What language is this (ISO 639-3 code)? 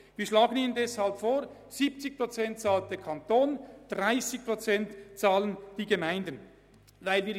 gsw